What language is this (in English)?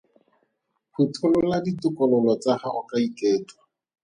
Tswana